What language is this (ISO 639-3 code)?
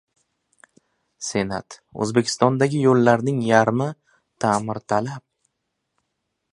uzb